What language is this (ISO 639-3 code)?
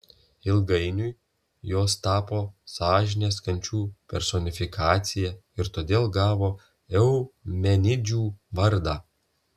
lit